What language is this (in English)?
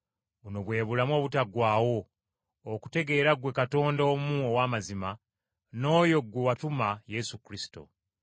Ganda